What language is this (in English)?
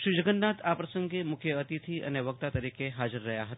Gujarati